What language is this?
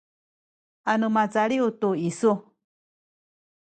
Sakizaya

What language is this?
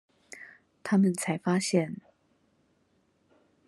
Chinese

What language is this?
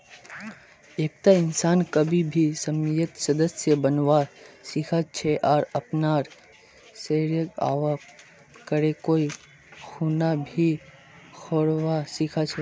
Magahi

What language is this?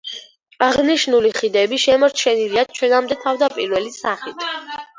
Georgian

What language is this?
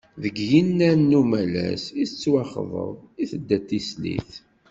Kabyle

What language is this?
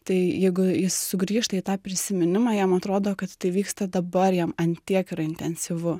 Lithuanian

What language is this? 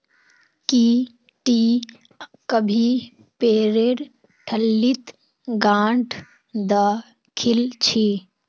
Magahi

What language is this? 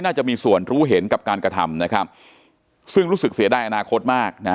Thai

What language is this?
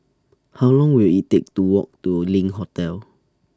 English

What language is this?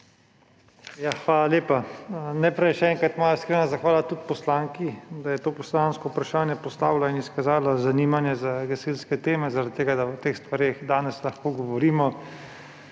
Slovenian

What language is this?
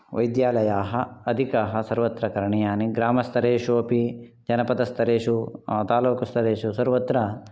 Sanskrit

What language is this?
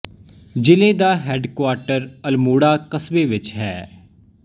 Punjabi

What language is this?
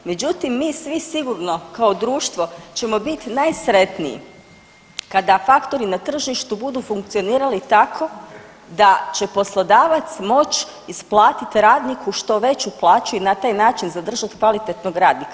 Croatian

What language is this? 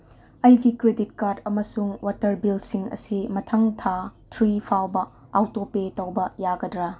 Manipuri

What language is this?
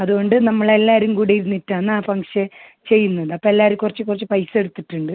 Malayalam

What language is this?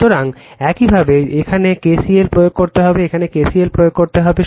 Bangla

